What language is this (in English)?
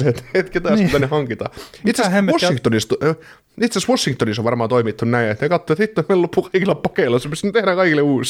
Finnish